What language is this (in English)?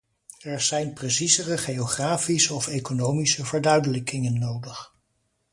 Dutch